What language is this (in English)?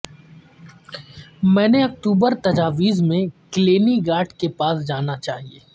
Urdu